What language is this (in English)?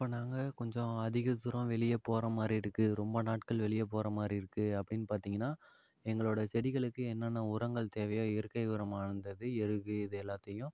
Tamil